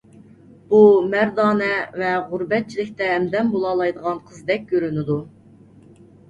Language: Uyghur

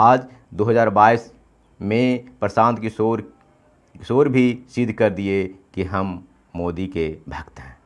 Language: Hindi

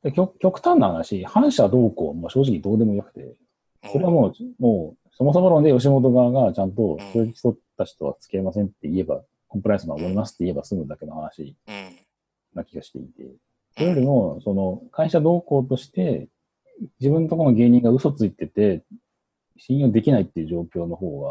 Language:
Japanese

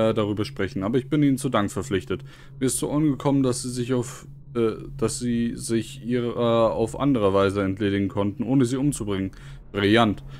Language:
German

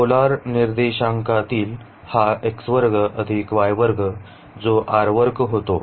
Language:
Marathi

